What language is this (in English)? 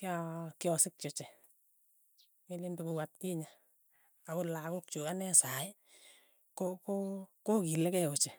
Tugen